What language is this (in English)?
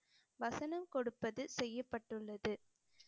Tamil